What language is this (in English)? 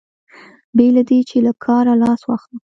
Pashto